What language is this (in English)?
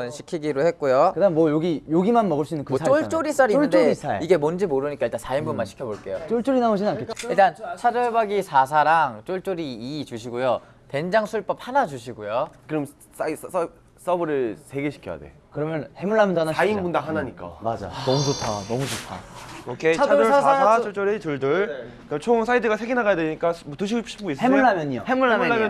Korean